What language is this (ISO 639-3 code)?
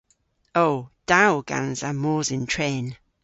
cor